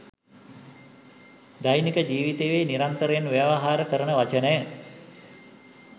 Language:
Sinhala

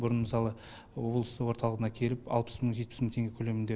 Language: Kazakh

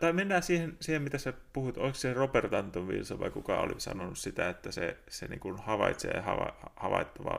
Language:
Finnish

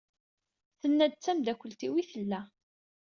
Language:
Kabyle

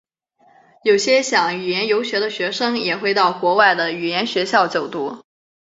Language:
Chinese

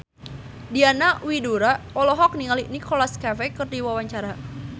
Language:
Sundanese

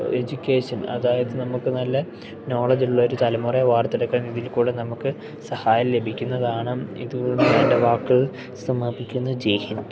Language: Malayalam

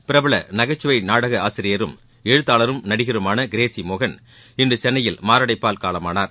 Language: Tamil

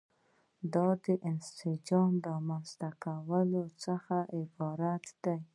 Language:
Pashto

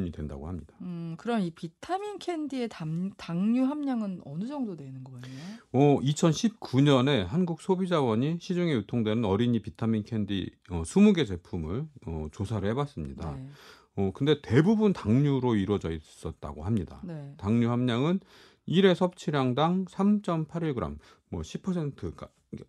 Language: Korean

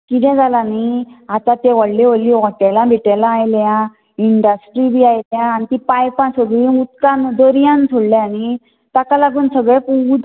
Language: Konkani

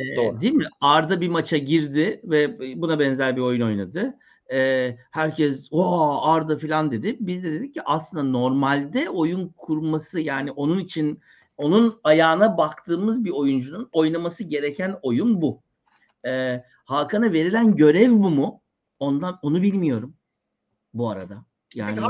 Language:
Turkish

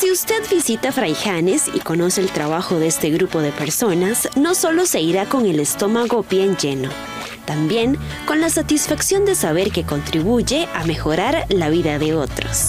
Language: Spanish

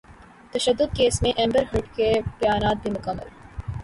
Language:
Urdu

